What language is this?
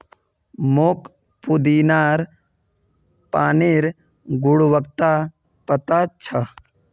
Magahi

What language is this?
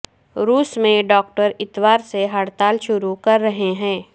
Urdu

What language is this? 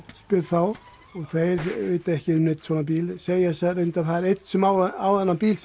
Icelandic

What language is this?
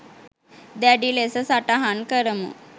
Sinhala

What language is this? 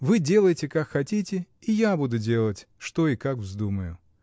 Russian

